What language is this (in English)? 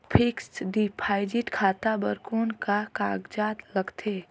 Chhattisgarhi